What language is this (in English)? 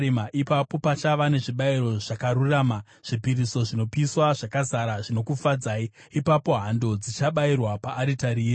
Shona